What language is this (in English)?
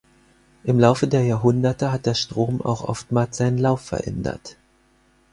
German